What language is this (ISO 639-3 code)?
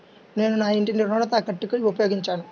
tel